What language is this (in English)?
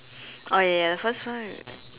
English